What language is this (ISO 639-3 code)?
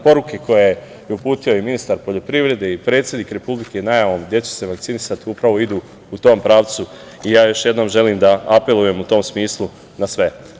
srp